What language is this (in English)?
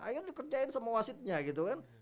Indonesian